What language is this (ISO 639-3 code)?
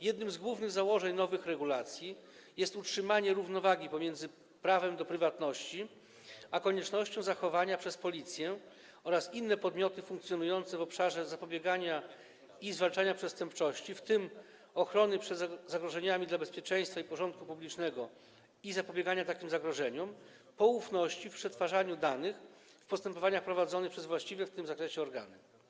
pol